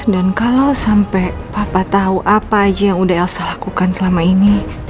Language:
Indonesian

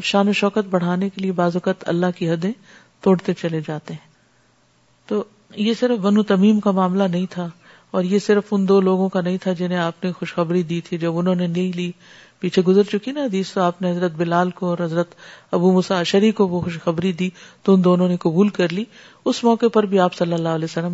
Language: Urdu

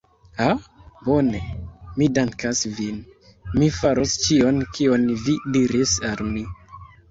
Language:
Esperanto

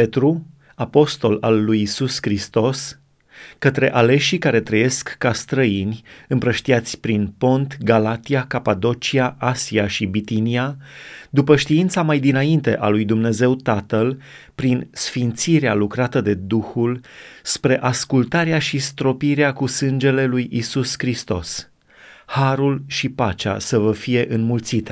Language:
Romanian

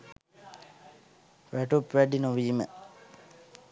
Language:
Sinhala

